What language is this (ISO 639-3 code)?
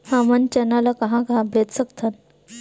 hne